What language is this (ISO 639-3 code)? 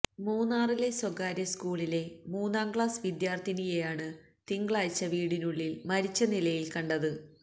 mal